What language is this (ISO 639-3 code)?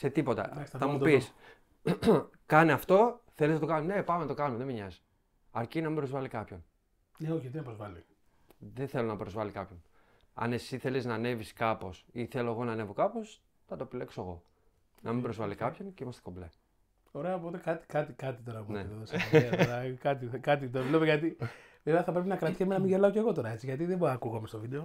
ell